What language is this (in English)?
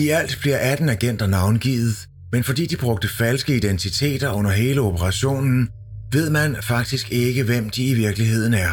Danish